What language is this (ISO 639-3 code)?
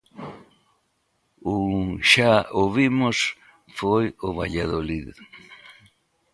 glg